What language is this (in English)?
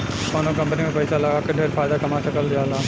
Bhojpuri